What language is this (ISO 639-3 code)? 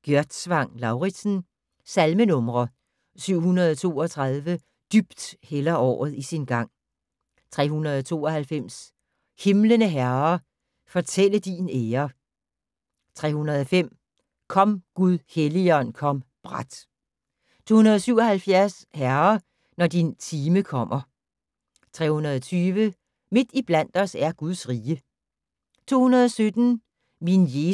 dan